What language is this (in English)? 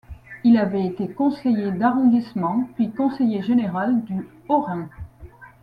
French